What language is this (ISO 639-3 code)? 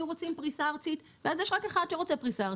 heb